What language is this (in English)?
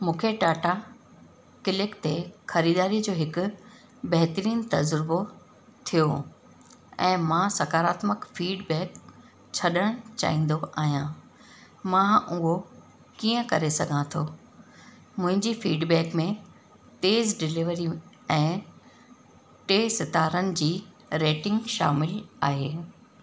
Sindhi